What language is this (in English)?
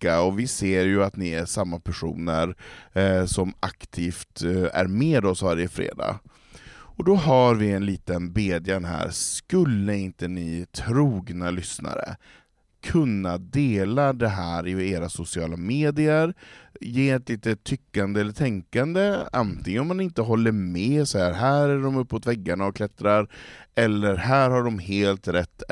Swedish